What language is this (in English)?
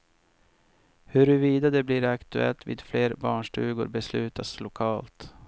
Swedish